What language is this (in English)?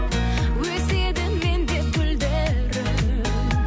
Kazakh